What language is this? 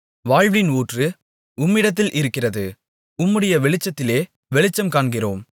Tamil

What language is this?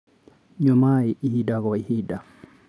Kikuyu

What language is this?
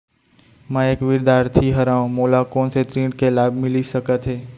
Chhattisgarhi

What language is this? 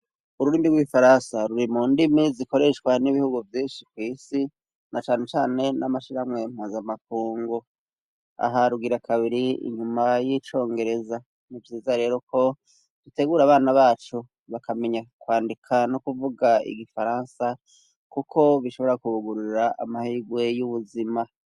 Rundi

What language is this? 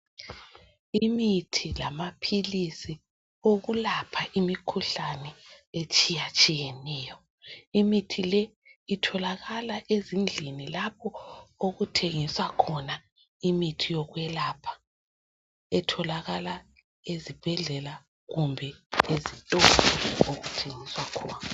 North Ndebele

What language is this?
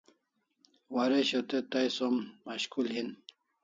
Kalasha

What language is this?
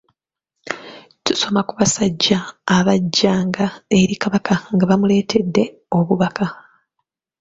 Ganda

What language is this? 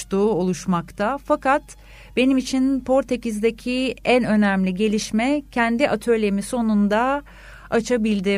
Turkish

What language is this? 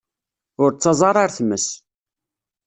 Kabyle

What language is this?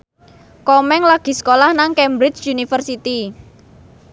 Javanese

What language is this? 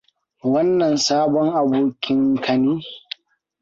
Hausa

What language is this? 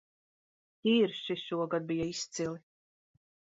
Latvian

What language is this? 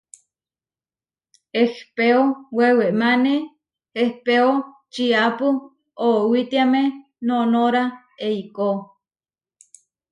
Huarijio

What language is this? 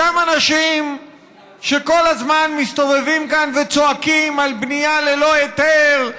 Hebrew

